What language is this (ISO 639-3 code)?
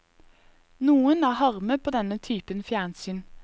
nor